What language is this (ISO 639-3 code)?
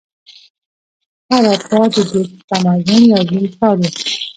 pus